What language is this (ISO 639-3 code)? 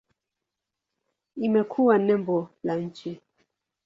swa